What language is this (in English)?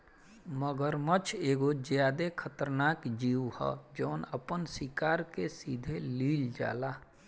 Bhojpuri